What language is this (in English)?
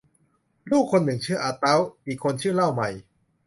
Thai